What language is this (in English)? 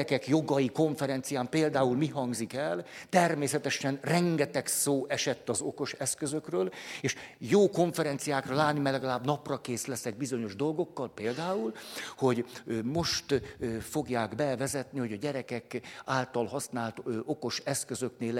Hungarian